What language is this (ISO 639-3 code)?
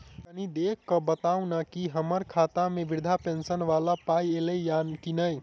mai